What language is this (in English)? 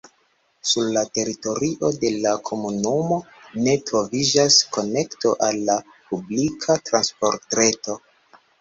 Esperanto